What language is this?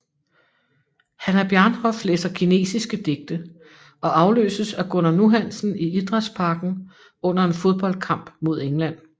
Danish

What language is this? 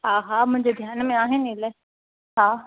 Sindhi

